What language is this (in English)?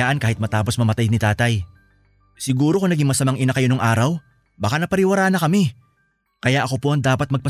Filipino